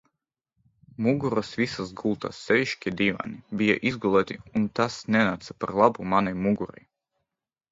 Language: Latvian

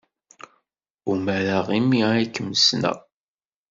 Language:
Kabyle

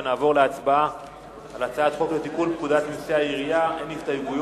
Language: Hebrew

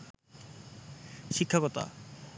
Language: Bangla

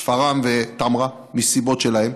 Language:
Hebrew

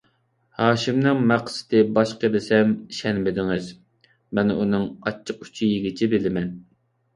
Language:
Uyghur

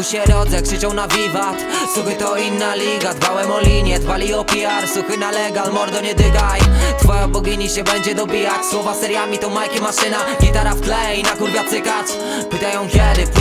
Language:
Polish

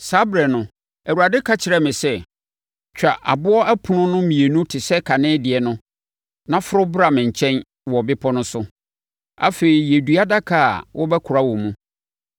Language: Akan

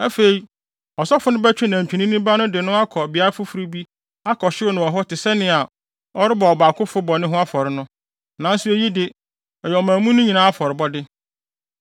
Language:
Akan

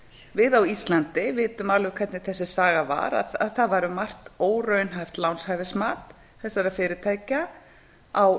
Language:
Icelandic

